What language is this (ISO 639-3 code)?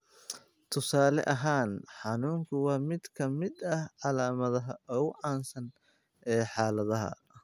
som